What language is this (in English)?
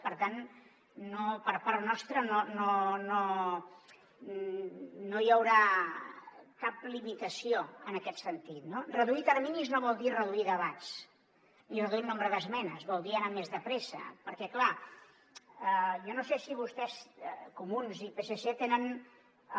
Catalan